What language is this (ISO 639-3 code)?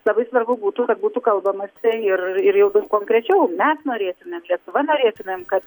lit